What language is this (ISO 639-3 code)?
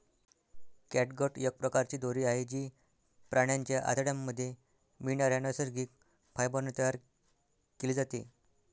mar